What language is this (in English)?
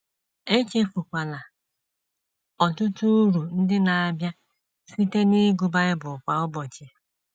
Igbo